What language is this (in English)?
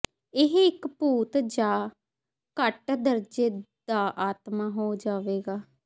Punjabi